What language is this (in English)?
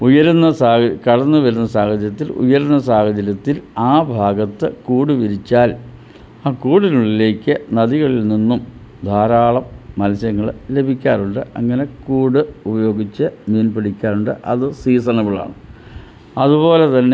Malayalam